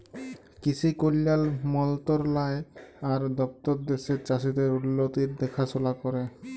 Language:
Bangla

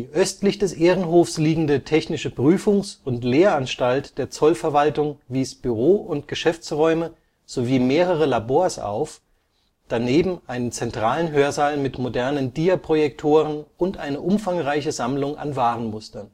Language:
German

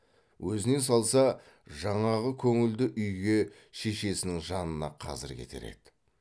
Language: Kazakh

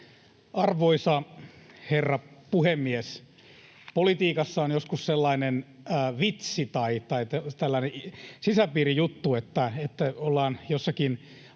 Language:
Finnish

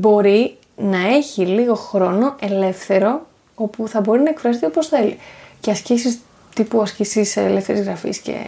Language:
Greek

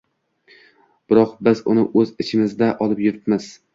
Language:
Uzbek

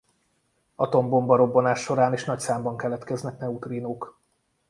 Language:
Hungarian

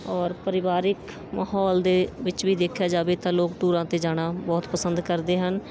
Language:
Punjabi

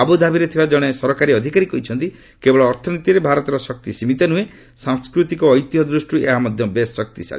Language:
Odia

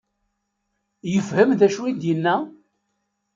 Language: Kabyle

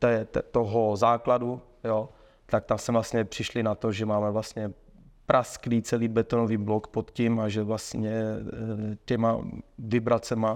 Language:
Czech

